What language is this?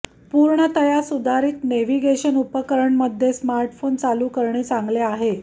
Marathi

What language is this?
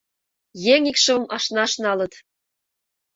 Mari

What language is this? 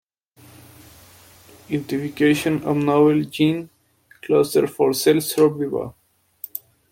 Spanish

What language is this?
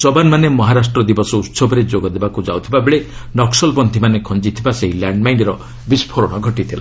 Odia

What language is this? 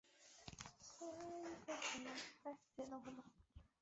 Chinese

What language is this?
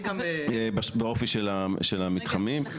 Hebrew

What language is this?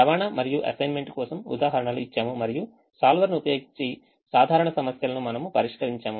Telugu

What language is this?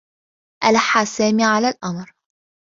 Arabic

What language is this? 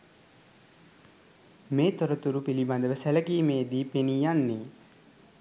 Sinhala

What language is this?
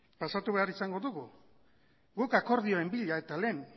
Basque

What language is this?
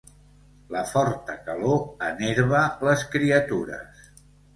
Catalan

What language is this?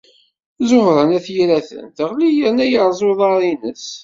Kabyle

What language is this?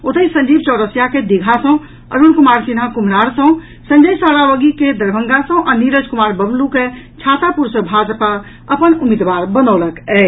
Maithili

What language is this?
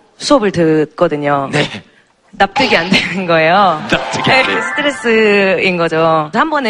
Korean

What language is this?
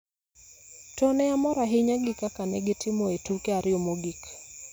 Luo (Kenya and Tanzania)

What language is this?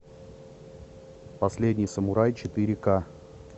Russian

